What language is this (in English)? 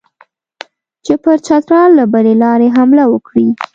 Pashto